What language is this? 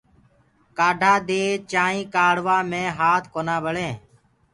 Gurgula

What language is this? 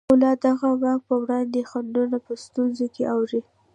Pashto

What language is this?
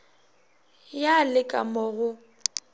Northern Sotho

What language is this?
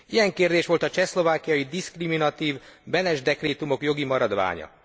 Hungarian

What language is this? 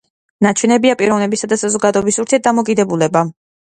Georgian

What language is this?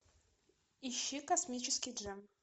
Russian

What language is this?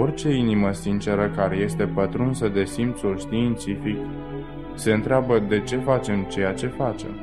Romanian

